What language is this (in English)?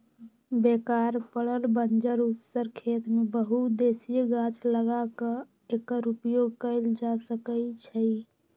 Magahi